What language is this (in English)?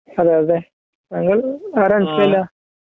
Malayalam